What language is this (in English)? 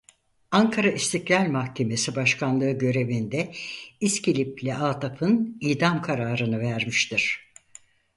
Turkish